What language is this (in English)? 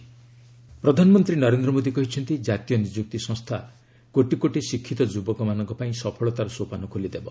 Odia